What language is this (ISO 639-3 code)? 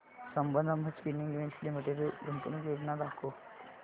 mar